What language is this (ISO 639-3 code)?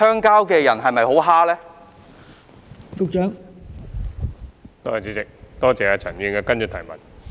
yue